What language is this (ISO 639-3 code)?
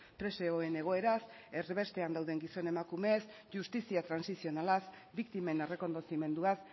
eus